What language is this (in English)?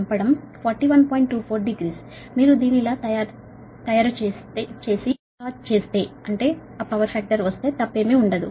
Telugu